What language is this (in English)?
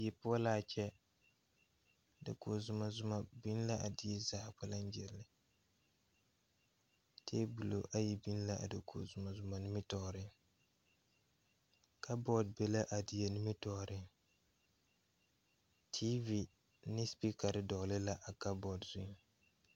Southern Dagaare